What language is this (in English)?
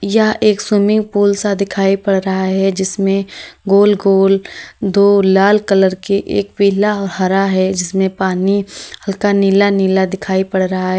Hindi